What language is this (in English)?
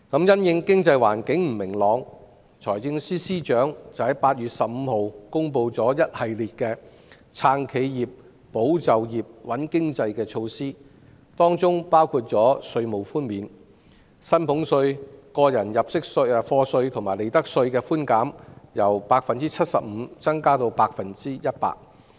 Cantonese